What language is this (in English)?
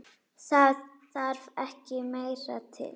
Icelandic